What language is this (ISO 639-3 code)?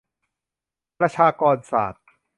tha